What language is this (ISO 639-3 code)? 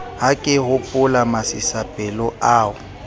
sot